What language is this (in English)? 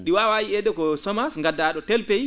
Fula